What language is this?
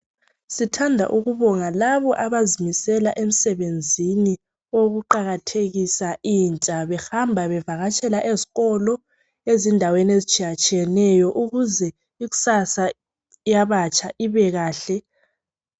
North Ndebele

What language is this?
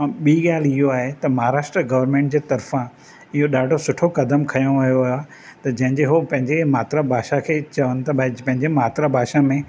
Sindhi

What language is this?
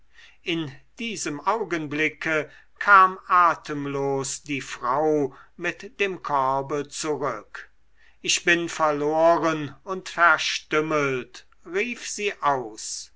German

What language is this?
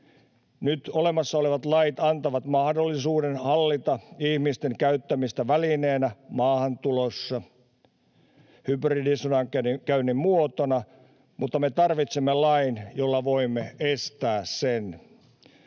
Finnish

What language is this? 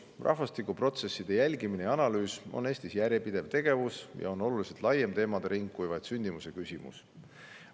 Estonian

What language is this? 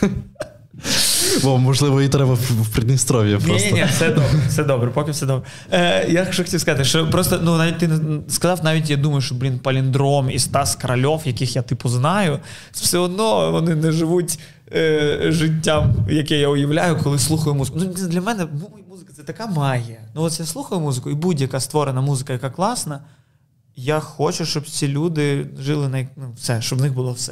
Ukrainian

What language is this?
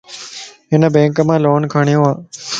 Lasi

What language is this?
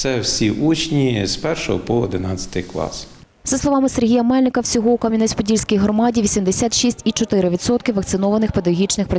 Ukrainian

